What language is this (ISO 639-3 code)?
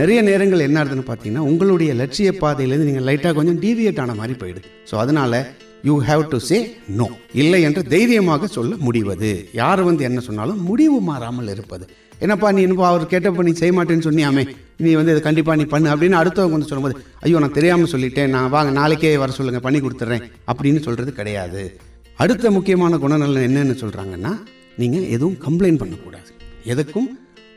tam